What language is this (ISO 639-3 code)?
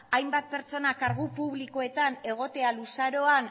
eus